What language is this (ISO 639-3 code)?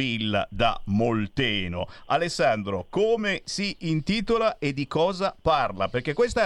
ita